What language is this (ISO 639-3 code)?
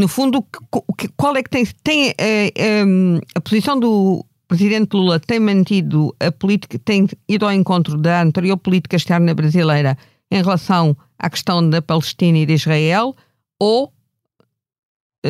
por